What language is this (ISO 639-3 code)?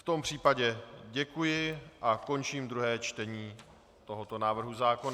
ces